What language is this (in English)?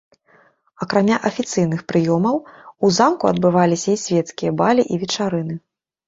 Belarusian